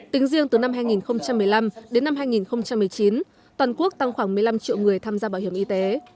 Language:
Vietnamese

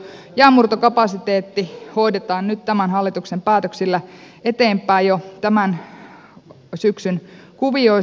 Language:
Finnish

